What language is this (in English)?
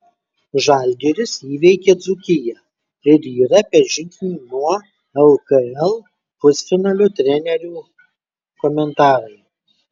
Lithuanian